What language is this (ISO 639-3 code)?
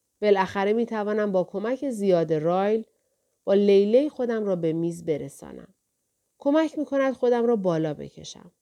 fas